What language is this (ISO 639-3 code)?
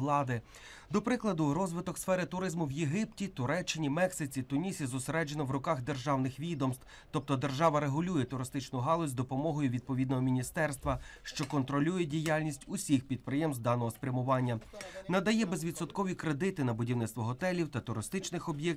rus